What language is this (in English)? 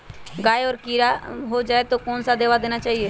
Magahi